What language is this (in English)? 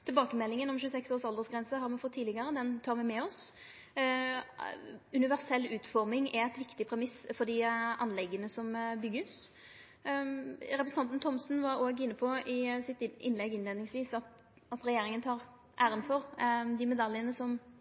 Norwegian Nynorsk